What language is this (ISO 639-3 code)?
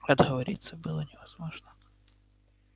rus